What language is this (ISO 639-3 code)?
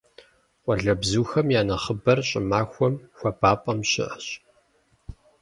kbd